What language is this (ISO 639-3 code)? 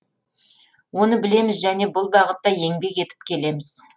kaz